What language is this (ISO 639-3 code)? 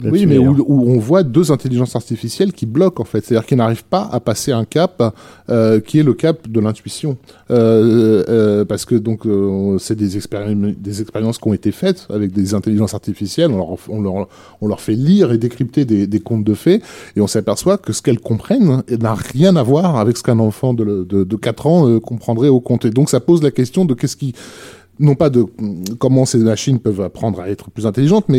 fra